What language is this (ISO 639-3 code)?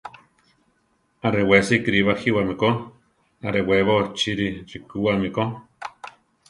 tar